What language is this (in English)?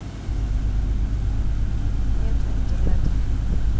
Russian